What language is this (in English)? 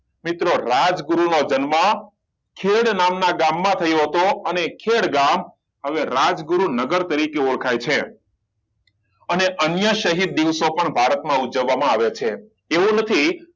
Gujarati